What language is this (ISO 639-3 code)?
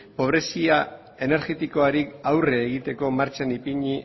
eus